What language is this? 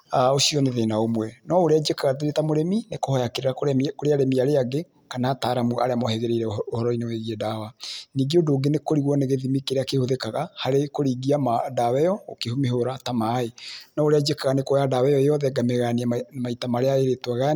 Kikuyu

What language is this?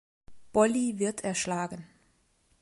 German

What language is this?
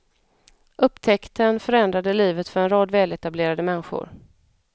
Swedish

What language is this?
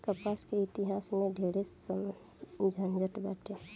Bhojpuri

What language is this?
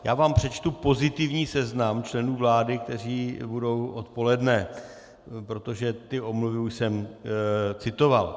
Czech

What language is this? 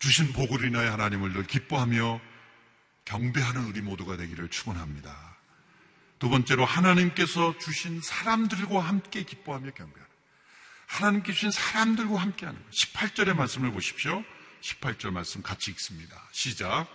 Korean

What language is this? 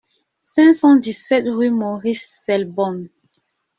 French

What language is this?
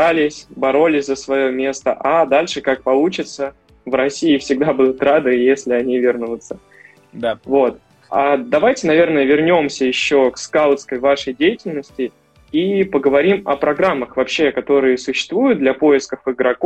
Russian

